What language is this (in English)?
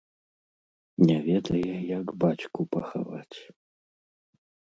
Belarusian